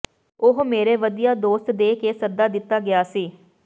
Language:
Punjabi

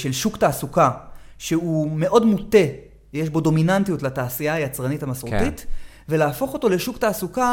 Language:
Hebrew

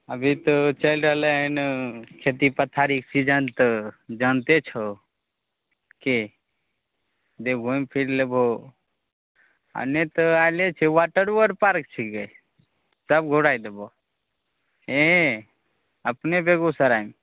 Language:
Maithili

